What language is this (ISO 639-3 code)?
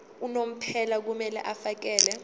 zul